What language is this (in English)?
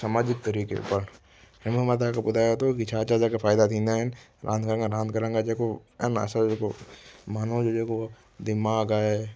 Sindhi